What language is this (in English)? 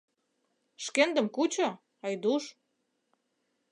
Mari